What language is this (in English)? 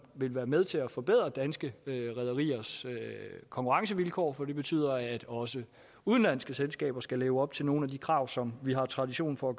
Danish